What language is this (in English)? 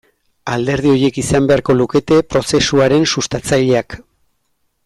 Basque